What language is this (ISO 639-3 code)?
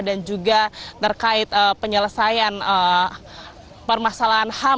ind